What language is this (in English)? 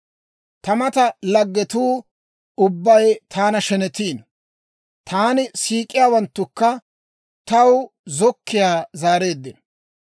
Dawro